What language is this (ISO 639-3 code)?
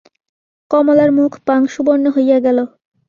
ben